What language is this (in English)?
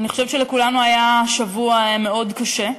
Hebrew